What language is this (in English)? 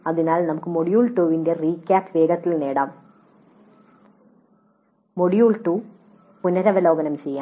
Malayalam